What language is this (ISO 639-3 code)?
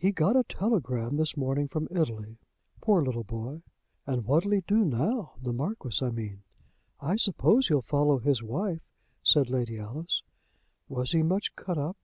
eng